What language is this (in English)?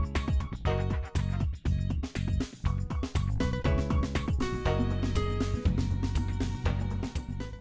Vietnamese